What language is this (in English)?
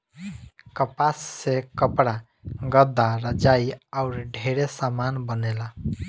Bhojpuri